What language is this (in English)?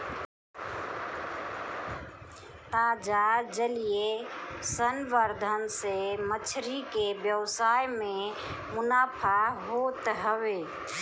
Bhojpuri